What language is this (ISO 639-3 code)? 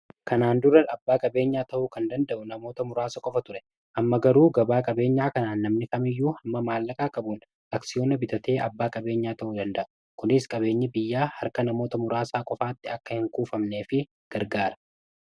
orm